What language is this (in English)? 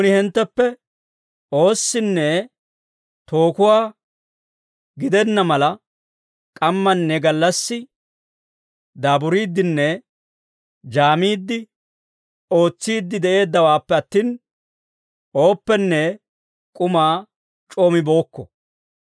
Dawro